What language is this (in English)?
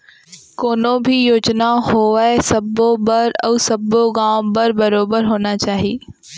Chhattisgarhi